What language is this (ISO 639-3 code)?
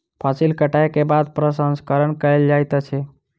mai